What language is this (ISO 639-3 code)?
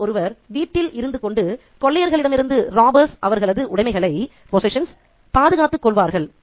tam